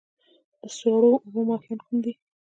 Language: Pashto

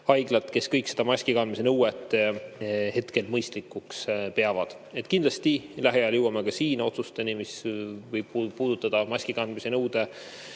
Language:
Estonian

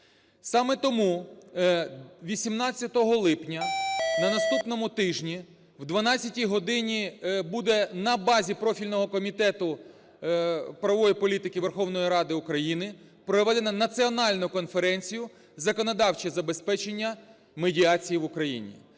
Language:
Ukrainian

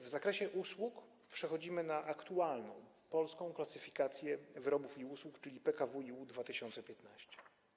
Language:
Polish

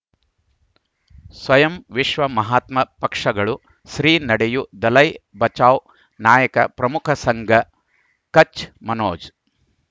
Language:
Kannada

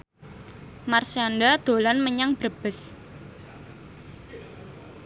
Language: Javanese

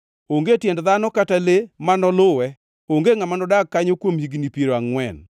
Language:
Luo (Kenya and Tanzania)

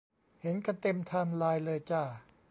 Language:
Thai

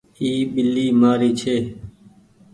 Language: Goaria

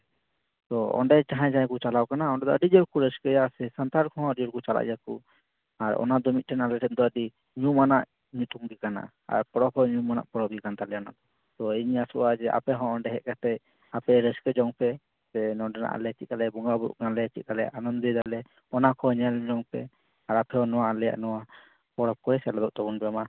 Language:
Santali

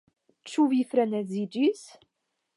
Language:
Esperanto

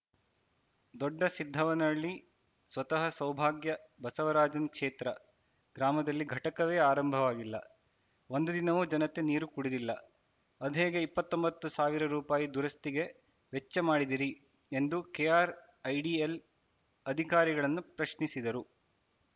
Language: Kannada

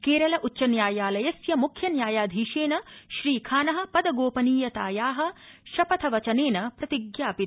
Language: Sanskrit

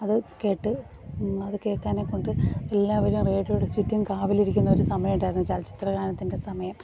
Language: Malayalam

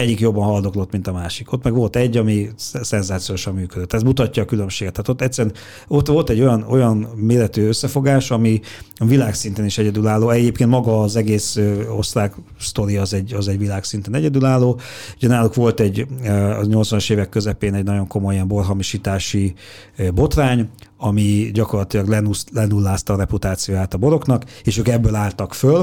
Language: Hungarian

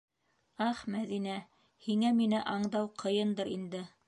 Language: Bashkir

